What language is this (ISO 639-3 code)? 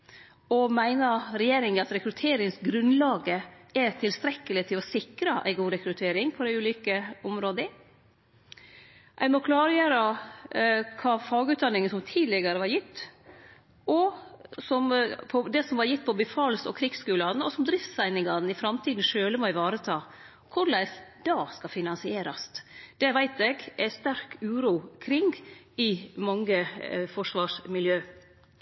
nno